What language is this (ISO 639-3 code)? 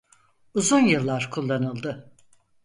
tur